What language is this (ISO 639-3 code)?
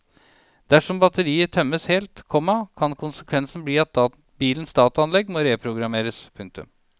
nor